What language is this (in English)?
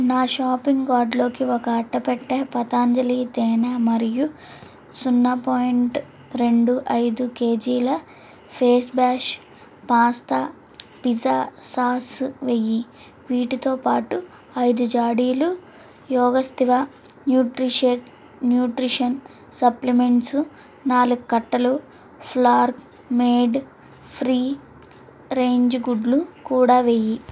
Telugu